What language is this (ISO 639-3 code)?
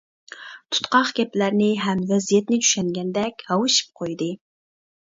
uig